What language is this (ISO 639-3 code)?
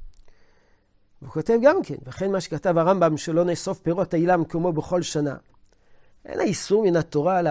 heb